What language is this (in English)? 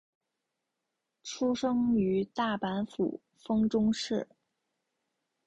Chinese